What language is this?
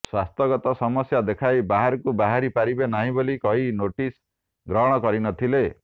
Odia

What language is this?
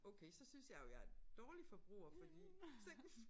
Danish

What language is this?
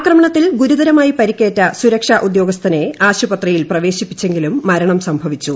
Malayalam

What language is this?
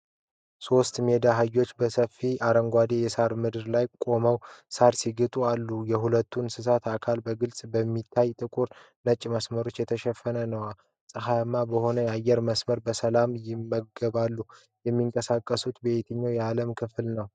Amharic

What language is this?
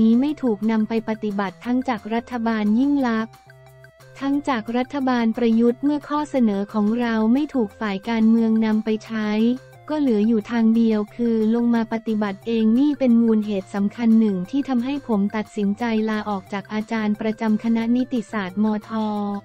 Thai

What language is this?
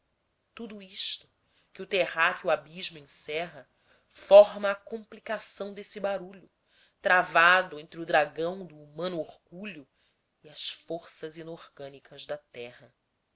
Portuguese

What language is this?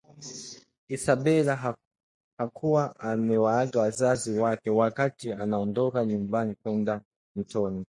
Swahili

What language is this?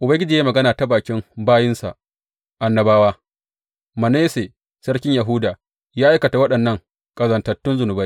Hausa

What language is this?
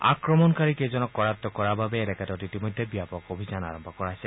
Assamese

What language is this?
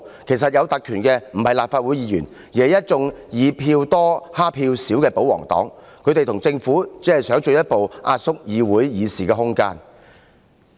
Cantonese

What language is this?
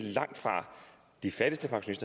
Danish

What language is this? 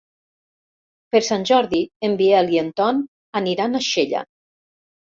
Catalan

